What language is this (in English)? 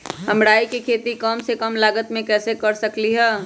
Magahi